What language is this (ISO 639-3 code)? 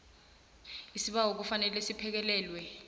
nbl